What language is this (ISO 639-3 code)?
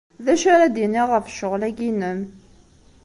kab